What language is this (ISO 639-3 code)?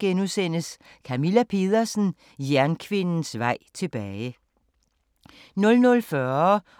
dan